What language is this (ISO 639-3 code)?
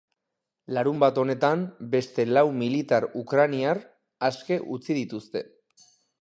eus